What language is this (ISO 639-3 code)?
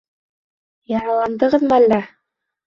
bak